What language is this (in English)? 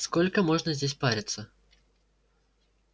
Russian